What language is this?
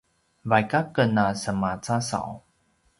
Paiwan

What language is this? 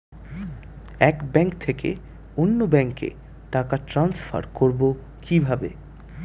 Bangla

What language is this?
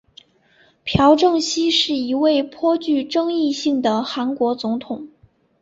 Chinese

